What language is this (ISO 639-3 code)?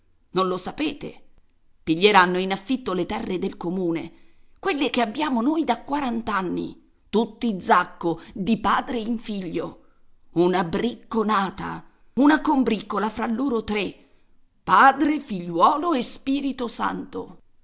ita